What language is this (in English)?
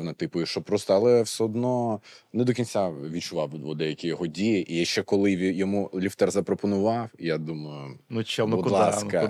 Ukrainian